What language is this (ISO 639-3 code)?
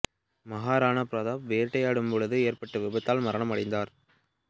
tam